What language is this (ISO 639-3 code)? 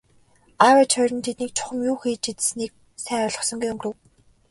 mon